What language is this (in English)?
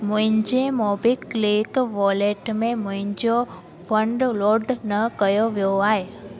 Sindhi